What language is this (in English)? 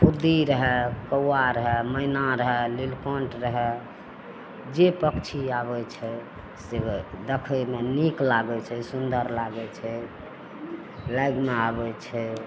Maithili